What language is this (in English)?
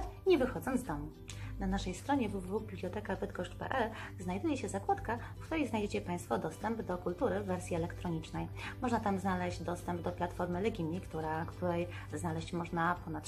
Polish